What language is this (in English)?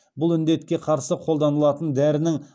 Kazakh